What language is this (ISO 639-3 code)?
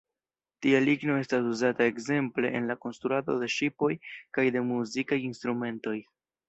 epo